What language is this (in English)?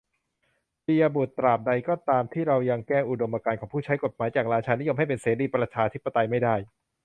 Thai